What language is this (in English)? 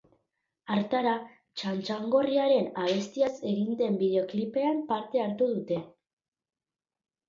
Basque